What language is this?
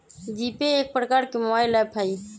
Magahi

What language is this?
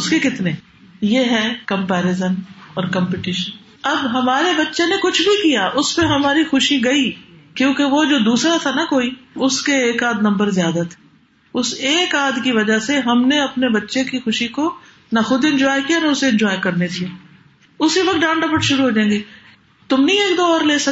Urdu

